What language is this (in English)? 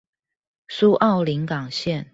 Chinese